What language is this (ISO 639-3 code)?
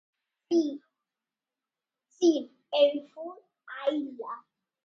glg